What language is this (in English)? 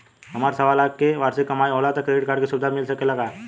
Bhojpuri